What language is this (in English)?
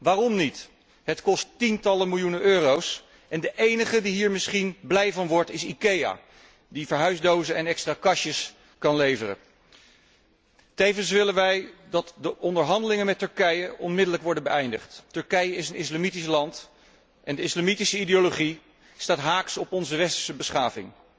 Dutch